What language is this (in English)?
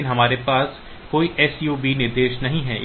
Hindi